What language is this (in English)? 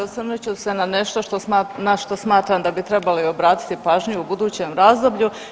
Croatian